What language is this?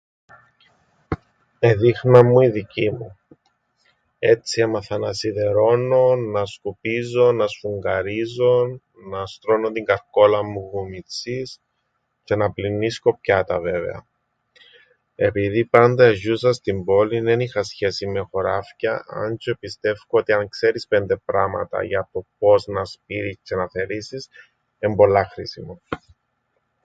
Greek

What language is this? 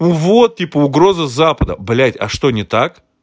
Russian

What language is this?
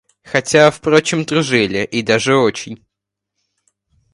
Russian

